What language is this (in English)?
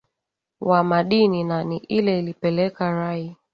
Swahili